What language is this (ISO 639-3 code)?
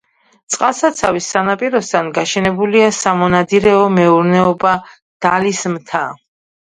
kat